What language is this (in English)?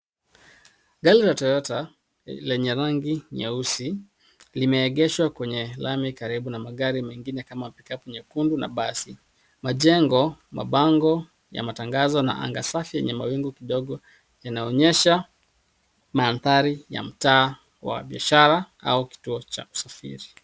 Swahili